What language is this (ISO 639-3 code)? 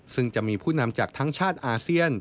tha